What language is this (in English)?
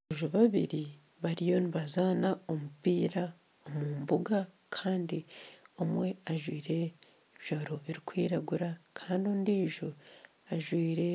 Nyankole